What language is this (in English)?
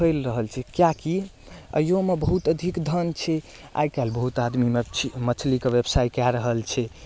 Maithili